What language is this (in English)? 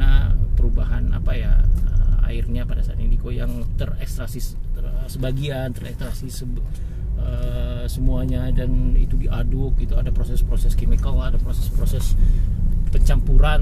Indonesian